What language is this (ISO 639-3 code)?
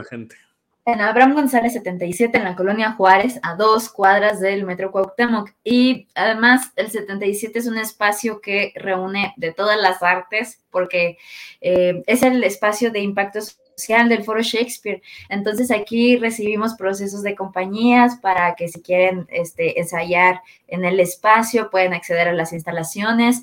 spa